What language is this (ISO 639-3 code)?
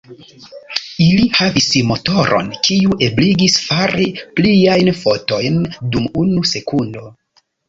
epo